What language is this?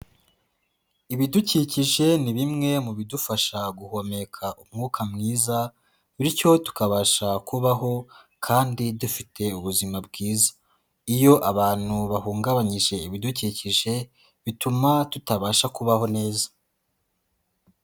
Kinyarwanda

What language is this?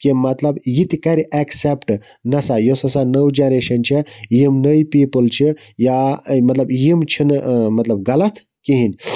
Kashmiri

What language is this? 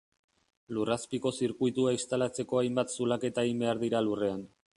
Basque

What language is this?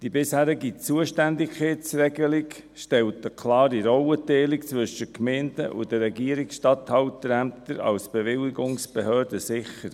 Swiss German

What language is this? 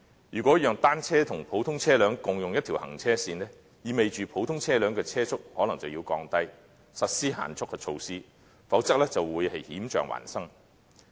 Cantonese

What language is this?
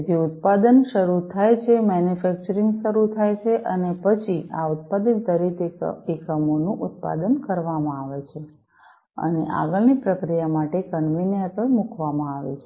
Gujarati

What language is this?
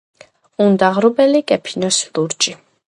Georgian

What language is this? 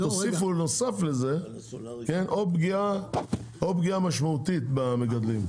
Hebrew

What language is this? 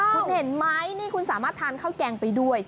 Thai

